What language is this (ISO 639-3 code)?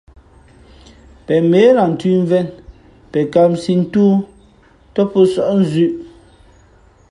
fmp